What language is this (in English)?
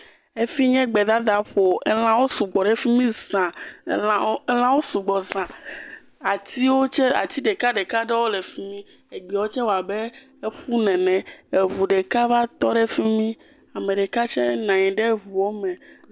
Ewe